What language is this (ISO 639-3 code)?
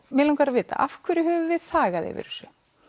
isl